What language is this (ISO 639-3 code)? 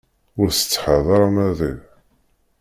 kab